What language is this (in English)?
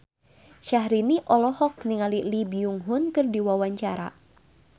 Sundanese